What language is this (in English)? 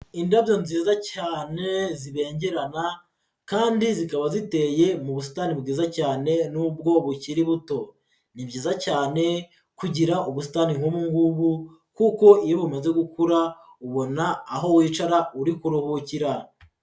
Kinyarwanda